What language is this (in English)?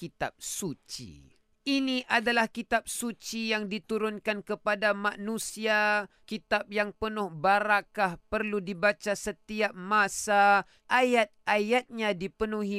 Malay